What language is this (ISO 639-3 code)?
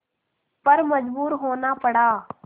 hin